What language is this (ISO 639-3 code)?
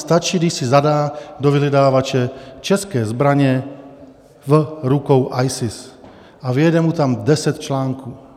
ces